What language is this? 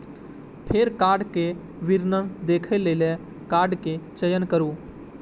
Maithili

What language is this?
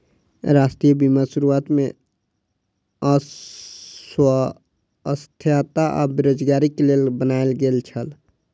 Maithili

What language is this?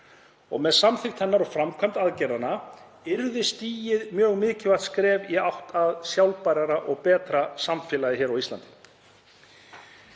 Icelandic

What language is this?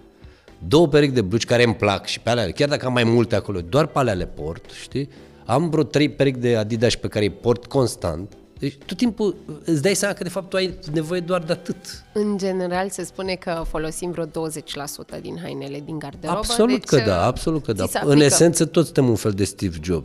Romanian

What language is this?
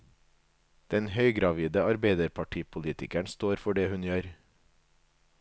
Norwegian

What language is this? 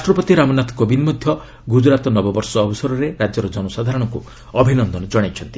Odia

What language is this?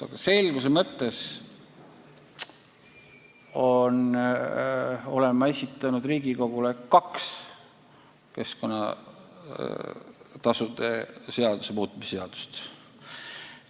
Estonian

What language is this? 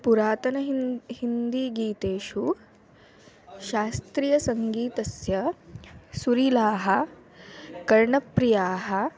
Sanskrit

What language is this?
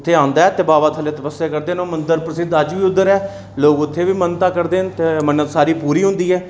Dogri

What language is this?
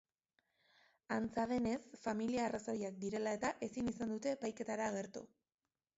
Basque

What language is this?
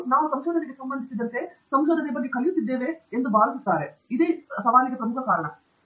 Kannada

